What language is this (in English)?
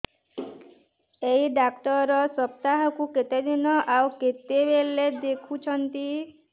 Odia